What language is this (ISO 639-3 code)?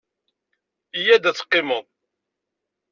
kab